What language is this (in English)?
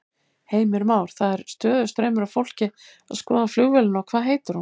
Icelandic